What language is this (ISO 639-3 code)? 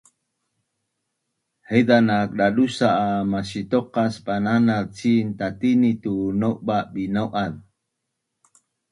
bnn